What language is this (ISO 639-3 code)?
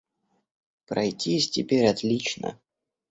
rus